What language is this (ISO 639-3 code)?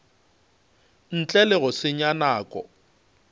nso